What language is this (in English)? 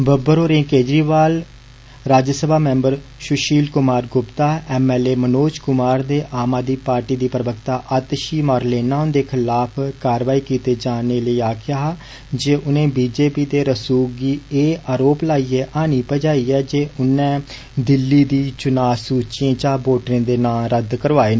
Dogri